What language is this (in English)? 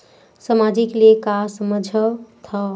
Chhattisgarhi